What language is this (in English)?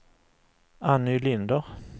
Swedish